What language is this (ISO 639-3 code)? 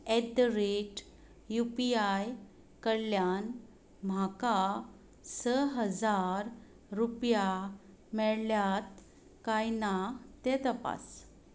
kok